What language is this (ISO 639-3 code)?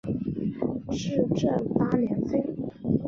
zho